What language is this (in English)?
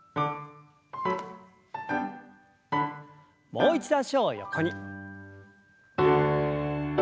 Japanese